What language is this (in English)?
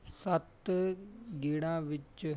Punjabi